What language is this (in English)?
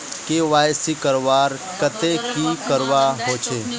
Magahi